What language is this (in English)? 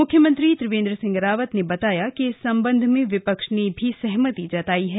Hindi